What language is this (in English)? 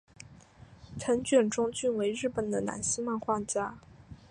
Chinese